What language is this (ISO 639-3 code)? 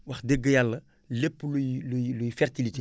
wol